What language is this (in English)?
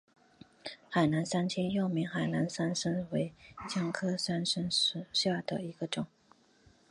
Chinese